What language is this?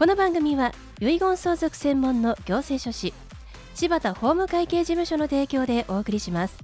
Japanese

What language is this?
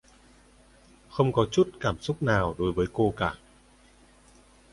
Vietnamese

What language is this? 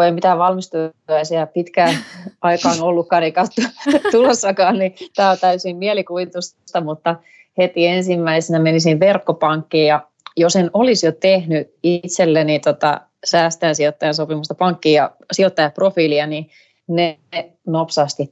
Finnish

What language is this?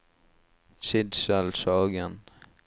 Norwegian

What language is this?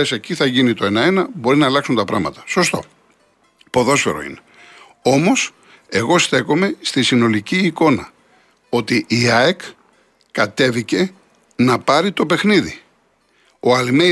Greek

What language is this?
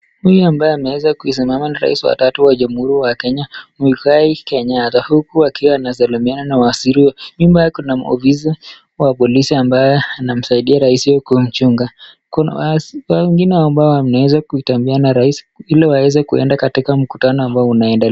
Swahili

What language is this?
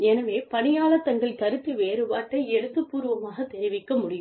Tamil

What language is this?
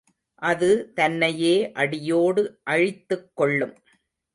Tamil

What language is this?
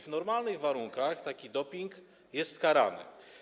Polish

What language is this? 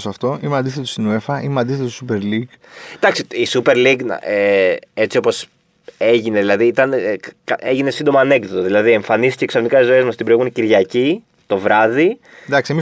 Greek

